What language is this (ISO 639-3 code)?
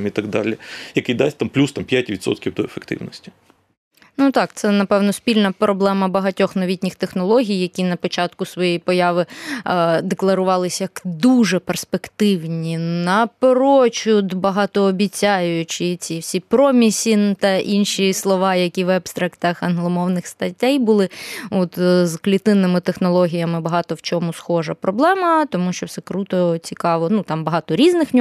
ukr